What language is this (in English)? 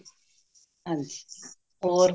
Punjabi